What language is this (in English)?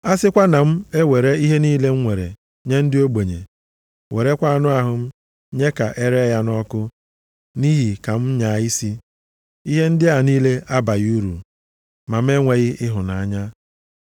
Igbo